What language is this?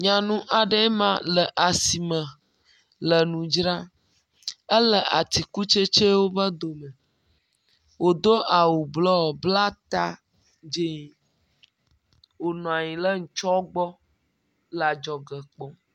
Ewe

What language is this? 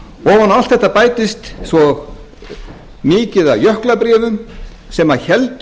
Icelandic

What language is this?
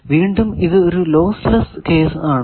Malayalam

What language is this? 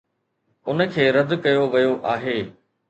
Sindhi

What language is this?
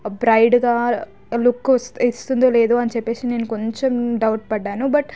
Telugu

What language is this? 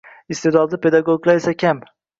Uzbek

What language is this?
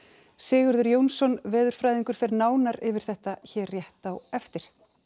Icelandic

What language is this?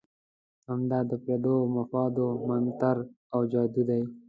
Pashto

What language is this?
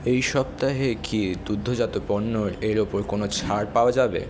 Bangla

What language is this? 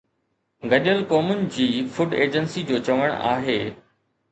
Sindhi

